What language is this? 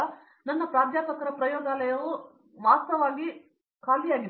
Kannada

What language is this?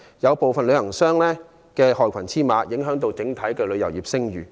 Cantonese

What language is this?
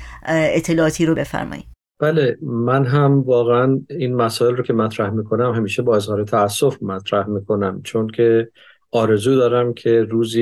Persian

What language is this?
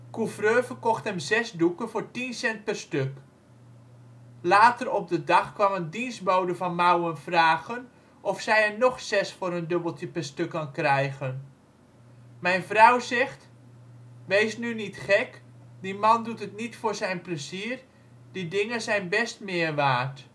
Dutch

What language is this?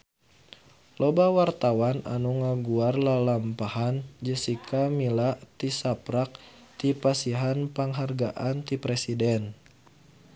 Sundanese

